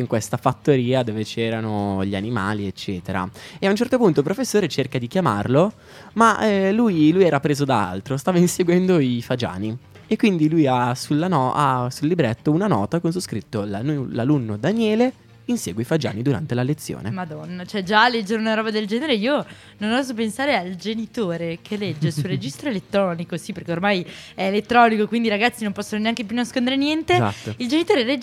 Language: Italian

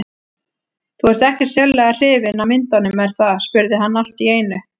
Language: Icelandic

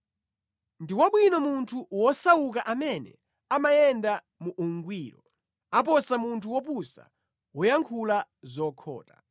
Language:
Nyanja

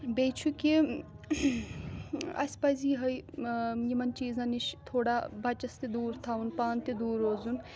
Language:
Kashmiri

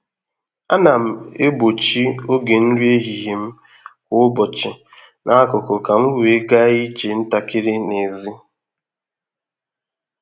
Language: Igbo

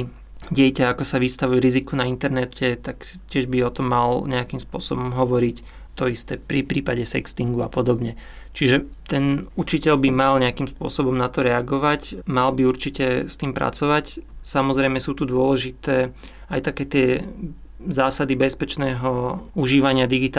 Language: Slovak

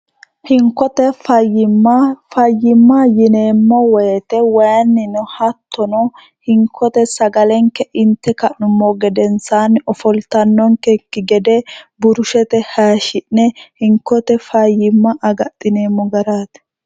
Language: Sidamo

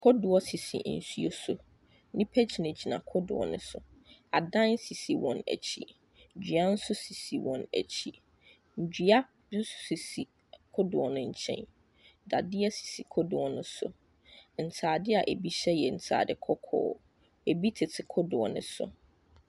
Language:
Akan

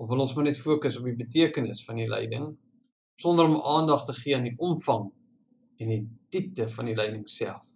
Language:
Dutch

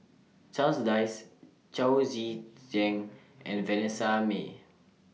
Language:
English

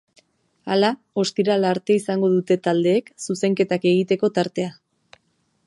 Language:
Basque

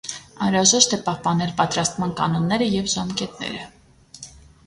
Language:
Armenian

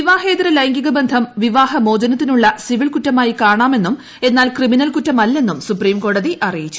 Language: Malayalam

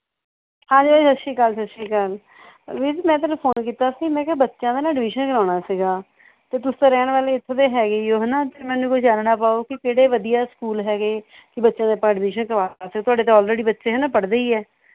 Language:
Punjabi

